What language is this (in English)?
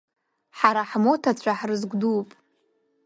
Abkhazian